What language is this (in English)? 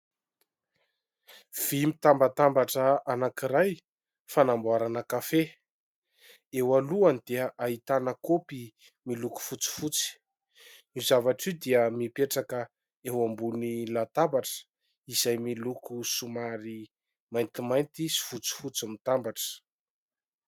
Malagasy